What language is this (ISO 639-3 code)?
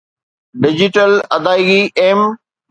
snd